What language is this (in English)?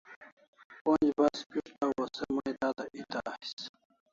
Kalasha